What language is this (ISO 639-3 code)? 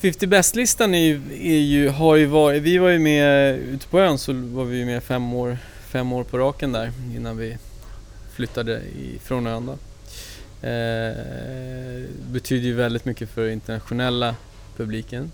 swe